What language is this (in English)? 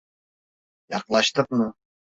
Turkish